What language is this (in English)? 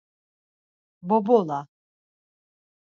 Laz